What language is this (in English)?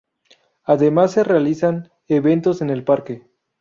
Spanish